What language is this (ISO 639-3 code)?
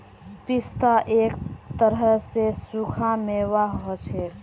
mag